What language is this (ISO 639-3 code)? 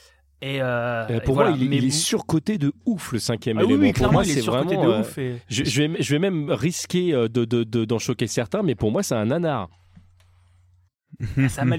fra